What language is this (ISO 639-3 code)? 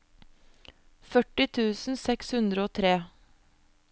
nor